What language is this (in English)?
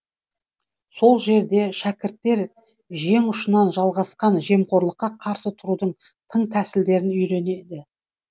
Kazakh